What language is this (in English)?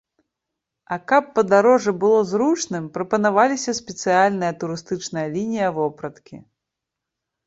Belarusian